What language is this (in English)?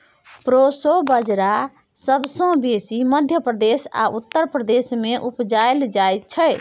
Maithili